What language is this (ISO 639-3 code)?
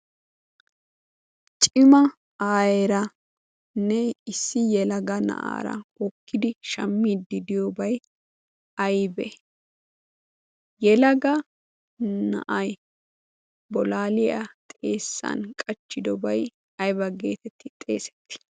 wal